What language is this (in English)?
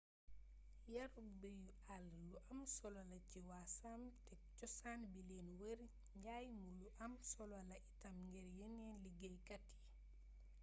Wolof